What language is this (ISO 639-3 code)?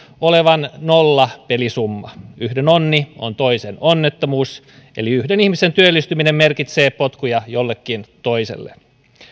fin